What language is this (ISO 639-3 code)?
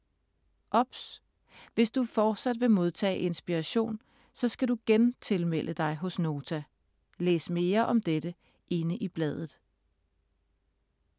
dan